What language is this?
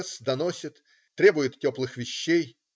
Russian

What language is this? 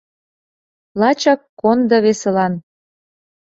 Mari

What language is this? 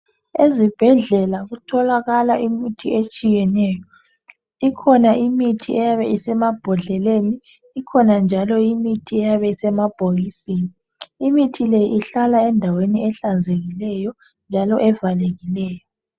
North Ndebele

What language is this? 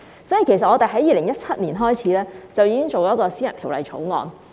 Cantonese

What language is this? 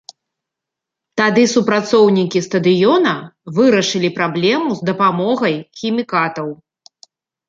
Belarusian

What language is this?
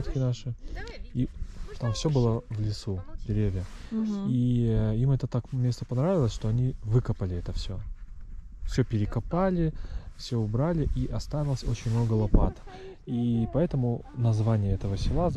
Russian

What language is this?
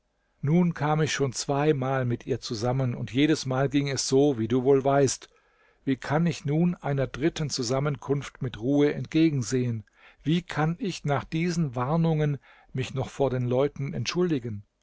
German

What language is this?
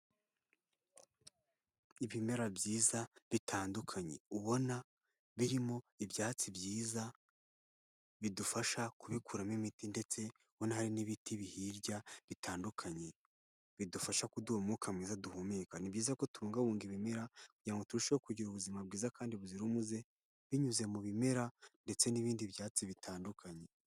Kinyarwanda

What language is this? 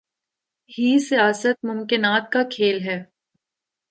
Urdu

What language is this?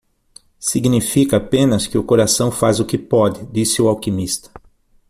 Portuguese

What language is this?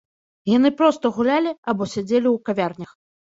Belarusian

